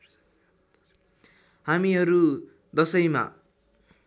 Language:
Nepali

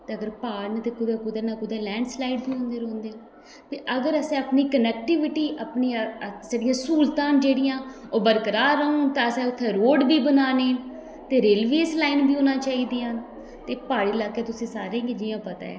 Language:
Dogri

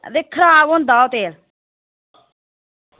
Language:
Dogri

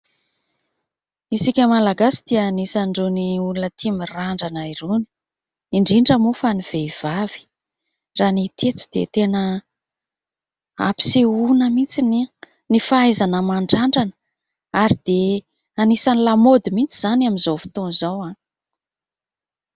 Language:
Malagasy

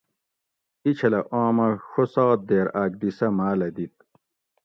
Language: Gawri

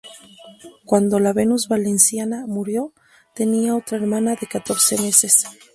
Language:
Spanish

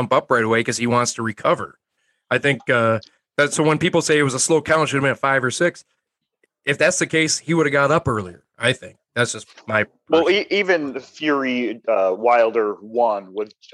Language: English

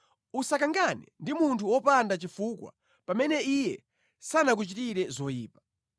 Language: Nyanja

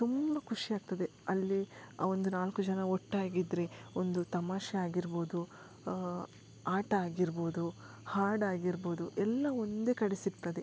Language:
Kannada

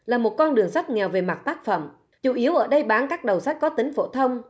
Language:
Vietnamese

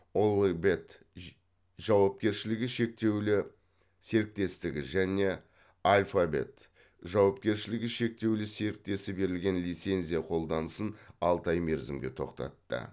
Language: Kazakh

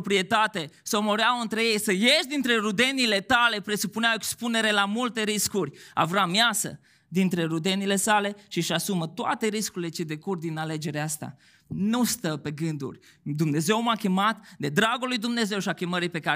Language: Romanian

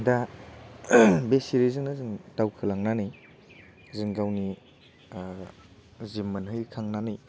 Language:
Bodo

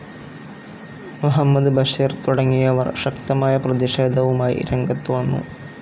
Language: Malayalam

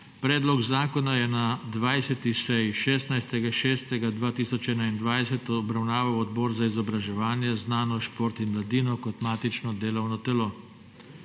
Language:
Slovenian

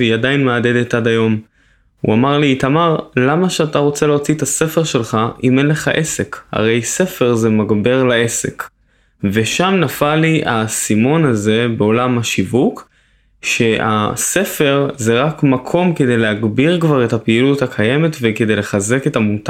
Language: Hebrew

